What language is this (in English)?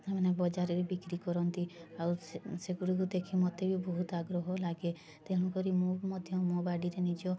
Odia